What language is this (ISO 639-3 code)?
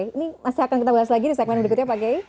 ind